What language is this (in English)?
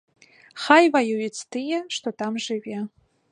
Belarusian